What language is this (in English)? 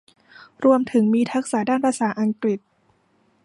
Thai